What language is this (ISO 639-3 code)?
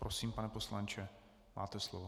ces